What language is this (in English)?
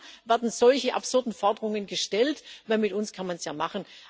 German